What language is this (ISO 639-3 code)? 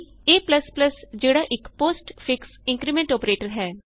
pan